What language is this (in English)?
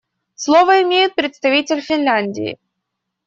Russian